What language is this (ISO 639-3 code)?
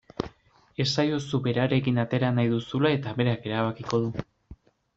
eus